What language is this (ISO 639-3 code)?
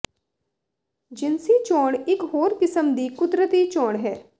pan